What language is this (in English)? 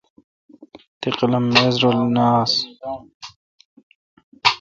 Kalkoti